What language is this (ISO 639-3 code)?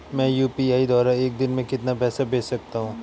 hin